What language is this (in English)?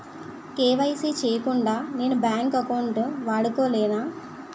Telugu